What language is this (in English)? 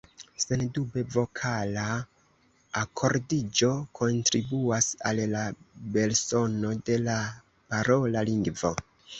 Esperanto